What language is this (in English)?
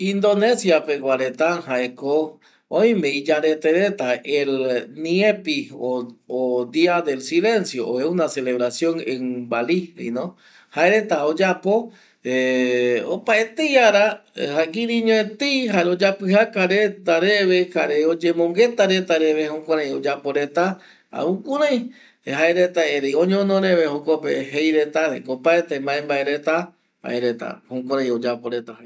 Eastern Bolivian Guaraní